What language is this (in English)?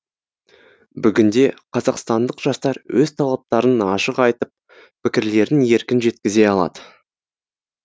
Kazakh